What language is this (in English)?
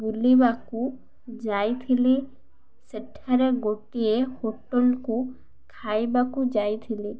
Odia